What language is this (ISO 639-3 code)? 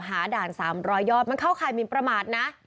tha